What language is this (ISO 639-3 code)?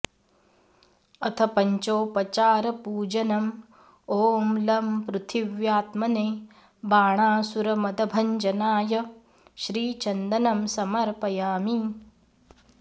san